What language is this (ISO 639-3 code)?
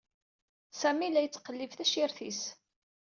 kab